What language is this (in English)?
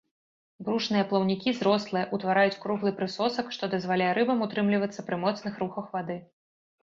Belarusian